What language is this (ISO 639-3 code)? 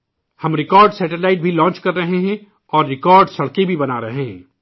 urd